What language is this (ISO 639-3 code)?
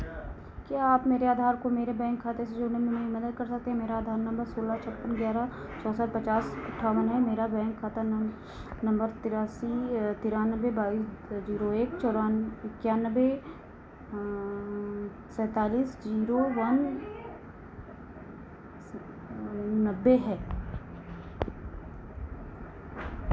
hin